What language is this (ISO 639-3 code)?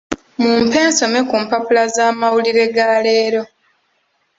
lug